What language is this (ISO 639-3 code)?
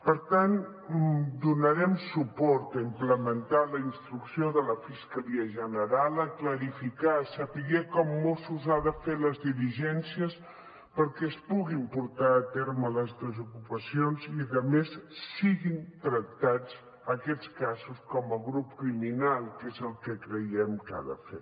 cat